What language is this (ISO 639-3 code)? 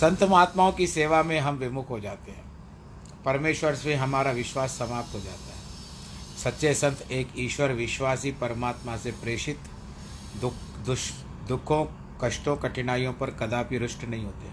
hin